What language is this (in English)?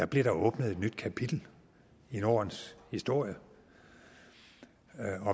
Danish